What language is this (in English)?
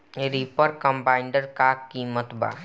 Bhojpuri